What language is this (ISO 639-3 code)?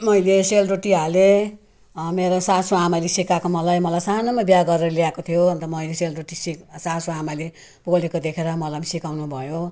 nep